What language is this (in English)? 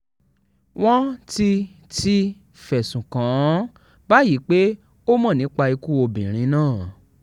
Yoruba